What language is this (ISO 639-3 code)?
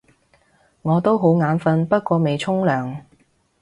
yue